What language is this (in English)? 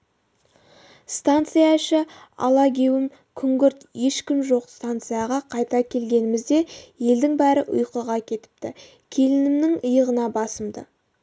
Kazakh